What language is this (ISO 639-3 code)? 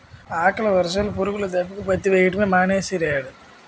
tel